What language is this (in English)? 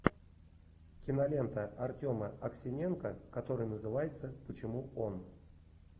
Russian